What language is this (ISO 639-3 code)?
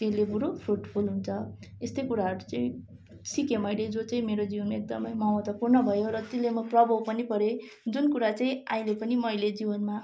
nep